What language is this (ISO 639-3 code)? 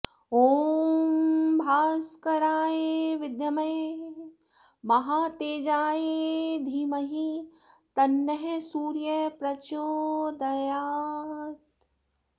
san